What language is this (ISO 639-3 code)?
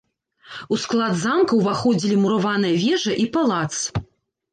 bel